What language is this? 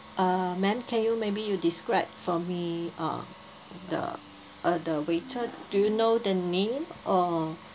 English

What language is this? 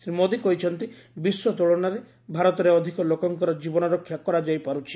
Odia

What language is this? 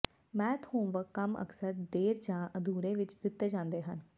Punjabi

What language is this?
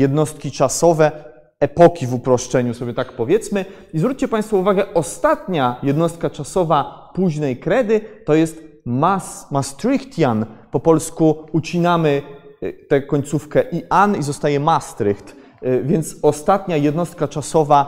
Polish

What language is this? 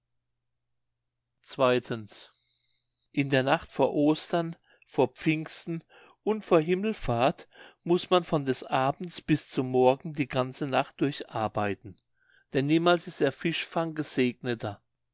German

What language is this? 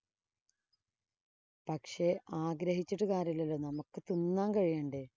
Malayalam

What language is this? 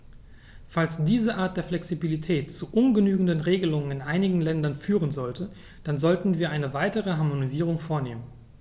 German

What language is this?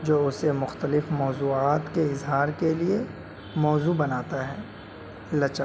Urdu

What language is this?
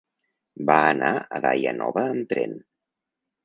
Catalan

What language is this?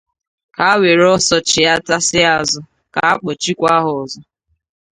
Igbo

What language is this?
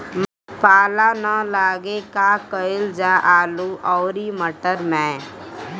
Bhojpuri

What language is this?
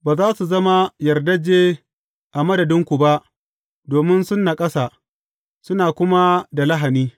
Hausa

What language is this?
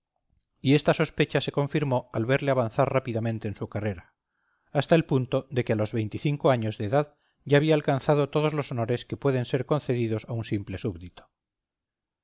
Spanish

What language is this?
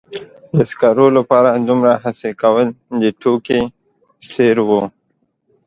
Pashto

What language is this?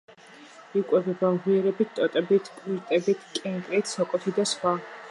Georgian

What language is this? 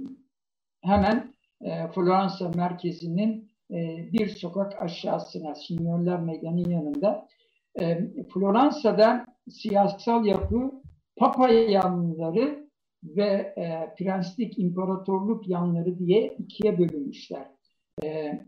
Turkish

